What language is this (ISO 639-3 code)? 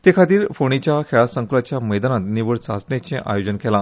kok